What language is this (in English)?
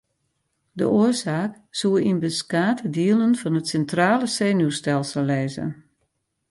Western Frisian